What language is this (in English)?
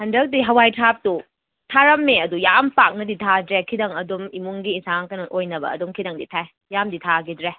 Manipuri